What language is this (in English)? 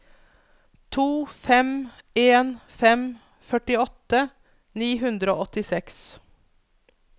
Norwegian